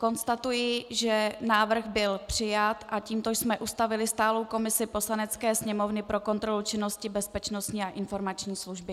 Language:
Czech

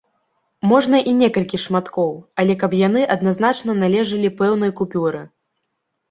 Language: Belarusian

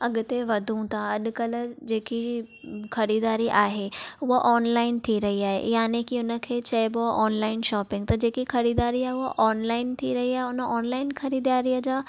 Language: Sindhi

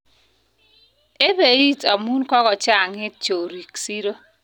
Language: Kalenjin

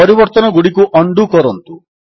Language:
Odia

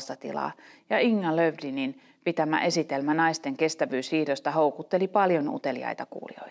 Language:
Finnish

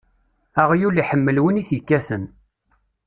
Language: Kabyle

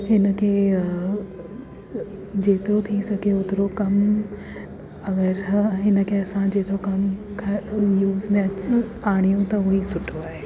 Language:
Sindhi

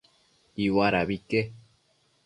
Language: Matsés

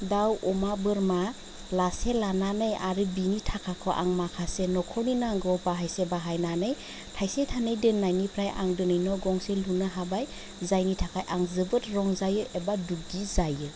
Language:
Bodo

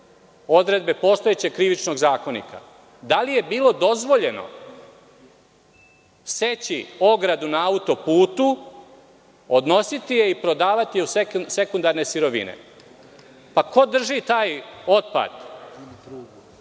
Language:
Serbian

